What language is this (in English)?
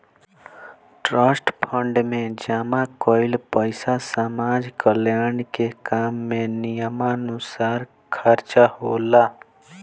Bhojpuri